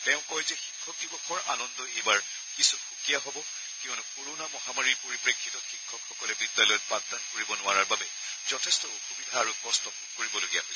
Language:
Assamese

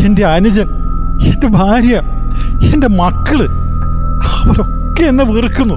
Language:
Malayalam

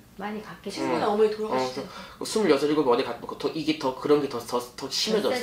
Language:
Korean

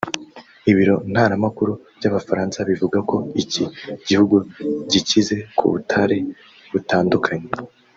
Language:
Kinyarwanda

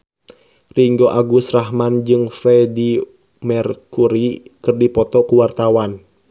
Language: Sundanese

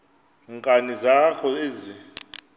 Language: Xhosa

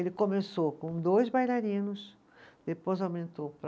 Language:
Portuguese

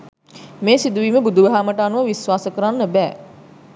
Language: Sinhala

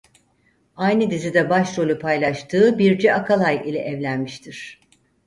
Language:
Turkish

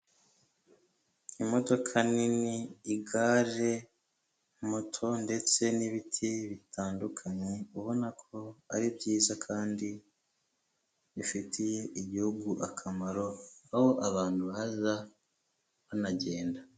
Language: Kinyarwanda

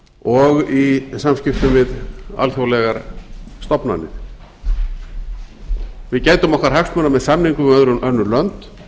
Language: Icelandic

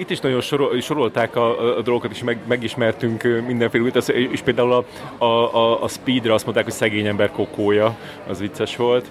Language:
Hungarian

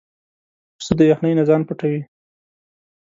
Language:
Pashto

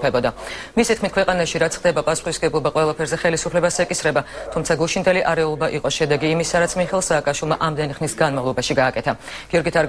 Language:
Romanian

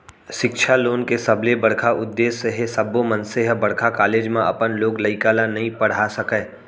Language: Chhattisgarhi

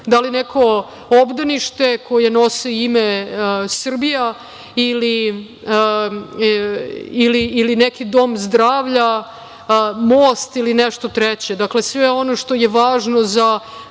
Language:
Serbian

